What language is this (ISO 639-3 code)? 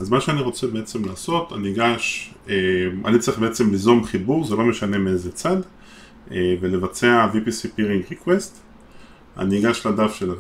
heb